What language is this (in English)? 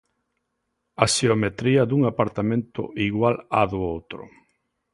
Galician